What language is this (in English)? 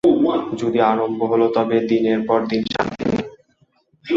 Bangla